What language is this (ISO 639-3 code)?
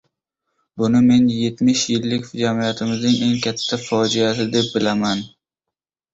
uzb